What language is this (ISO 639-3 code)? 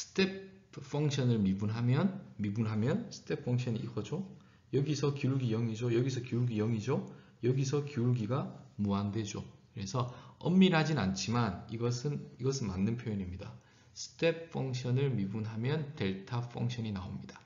kor